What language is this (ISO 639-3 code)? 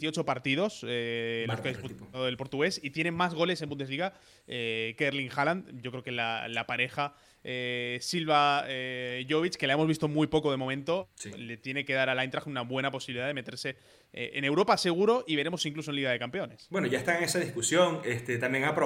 spa